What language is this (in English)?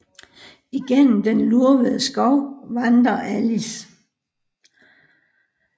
Danish